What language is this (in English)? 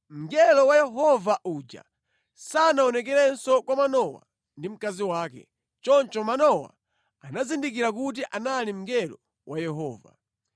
Nyanja